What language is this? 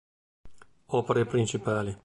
Italian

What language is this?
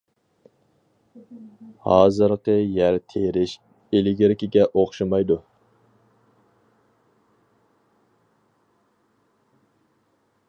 Uyghur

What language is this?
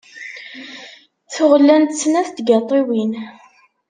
Kabyle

